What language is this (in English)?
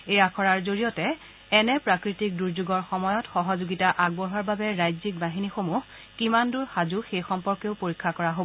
Assamese